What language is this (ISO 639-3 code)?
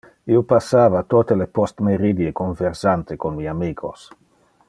ina